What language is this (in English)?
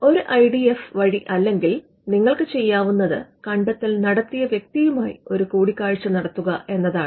Malayalam